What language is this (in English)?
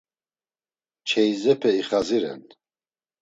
Laz